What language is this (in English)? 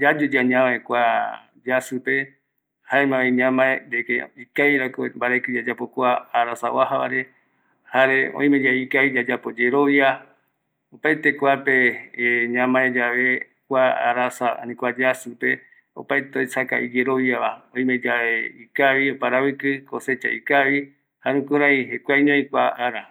Eastern Bolivian Guaraní